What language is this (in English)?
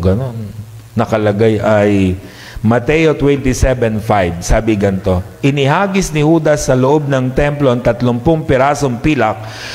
Filipino